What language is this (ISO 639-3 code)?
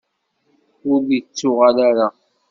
kab